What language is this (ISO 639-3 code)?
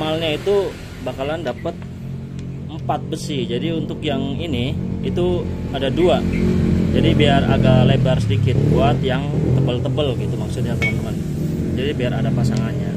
ind